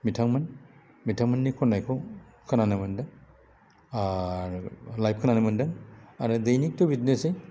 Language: Bodo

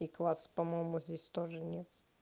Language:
Russian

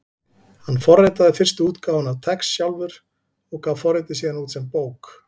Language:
Icelandic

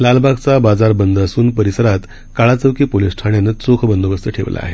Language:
Marathi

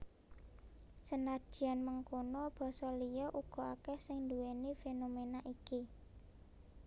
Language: Javanese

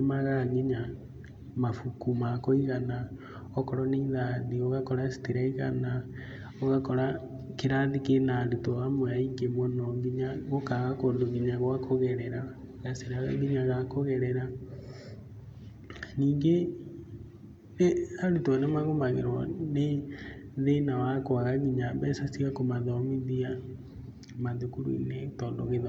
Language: Kikuyu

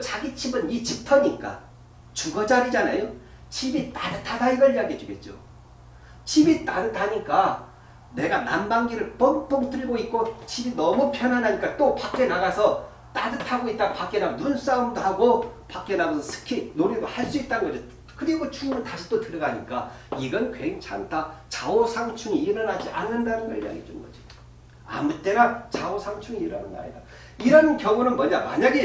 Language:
Korean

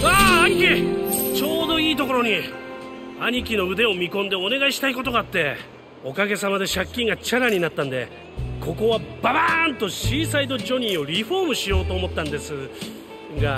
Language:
Japanese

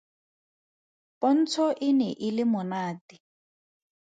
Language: Tswana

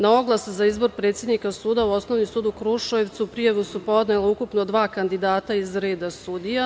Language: Serbian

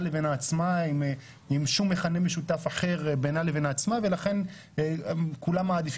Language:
Hebrew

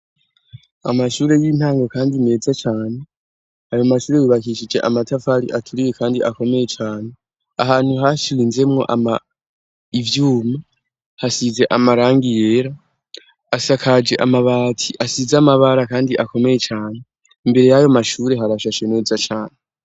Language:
Rundi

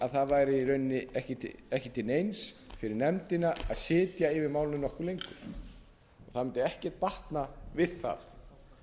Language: Icelandic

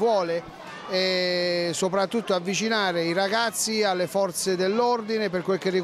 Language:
Italian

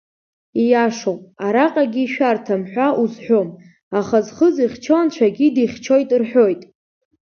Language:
Abkhazian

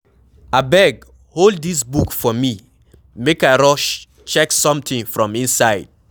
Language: Nigerian Pidgin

